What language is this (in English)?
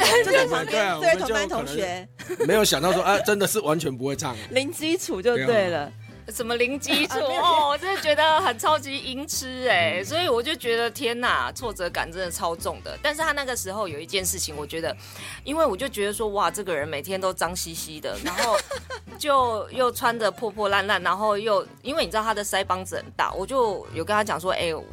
Chinese